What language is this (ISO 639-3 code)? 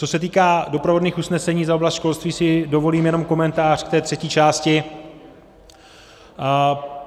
ces